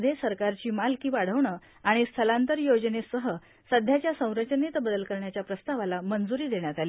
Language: Marathi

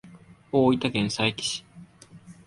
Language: Japanese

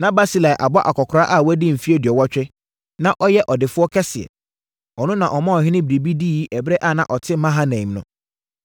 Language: Akan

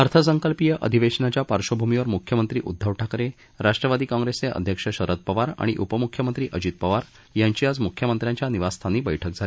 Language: Marathi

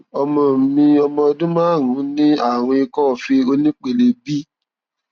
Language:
Yoruba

